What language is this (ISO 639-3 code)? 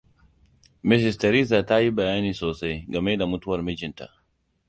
hau